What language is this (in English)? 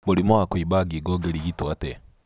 Kikuyu